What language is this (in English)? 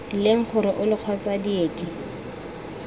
Tswana